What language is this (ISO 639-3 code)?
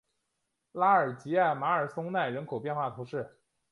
zho